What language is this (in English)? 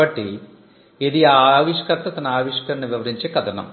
Telugu